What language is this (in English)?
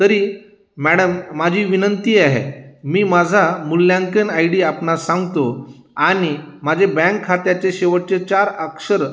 Marathi